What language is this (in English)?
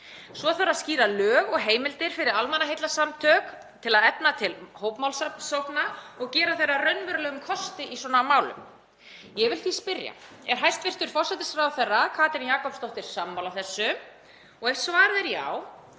Icelandic